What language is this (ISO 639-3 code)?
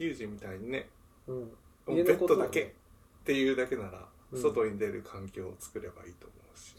jpn